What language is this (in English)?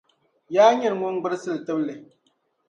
Dagbani